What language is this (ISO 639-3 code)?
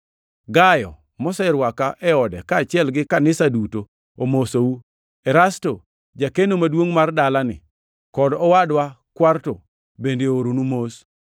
luo